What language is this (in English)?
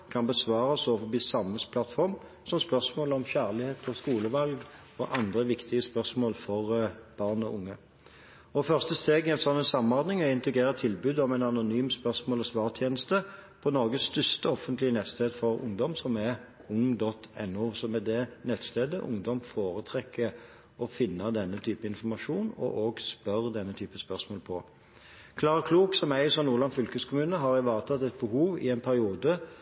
Norwegian Bokmål